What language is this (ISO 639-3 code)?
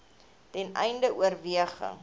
afr